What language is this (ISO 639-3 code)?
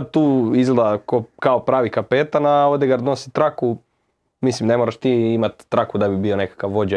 hrv